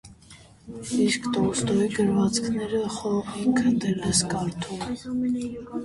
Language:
Armenian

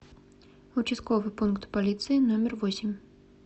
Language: Russian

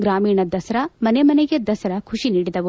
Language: Kannada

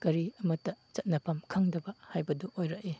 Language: Manipuri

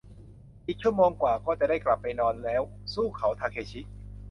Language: Thai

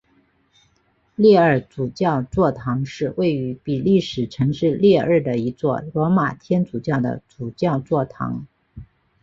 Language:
Chinese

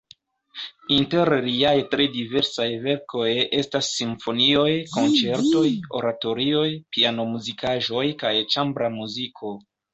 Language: Esperanto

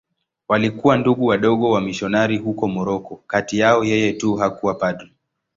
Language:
Swahili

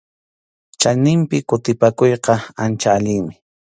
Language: Arequipa-La Unión Quechua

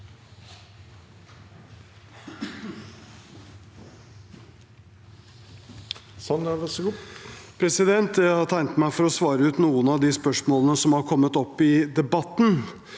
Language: Norwegian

